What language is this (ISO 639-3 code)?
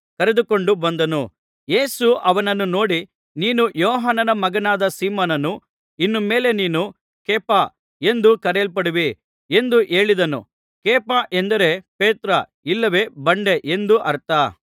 kan